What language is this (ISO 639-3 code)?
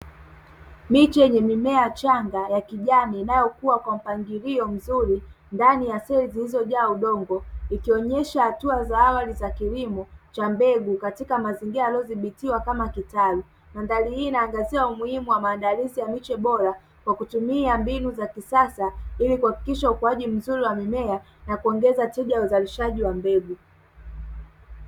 swa